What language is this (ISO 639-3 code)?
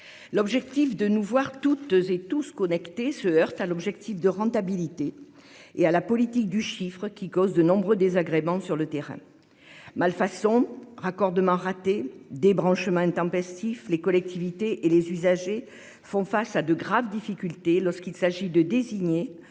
fra